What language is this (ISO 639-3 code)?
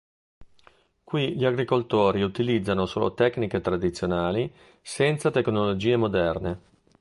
ita